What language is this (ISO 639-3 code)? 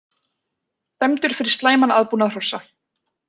isl